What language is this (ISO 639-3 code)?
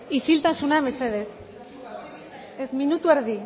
eus